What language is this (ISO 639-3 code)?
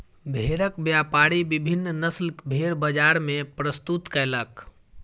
mai